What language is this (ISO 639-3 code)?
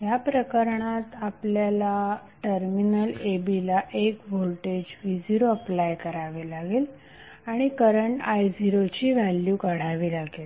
mar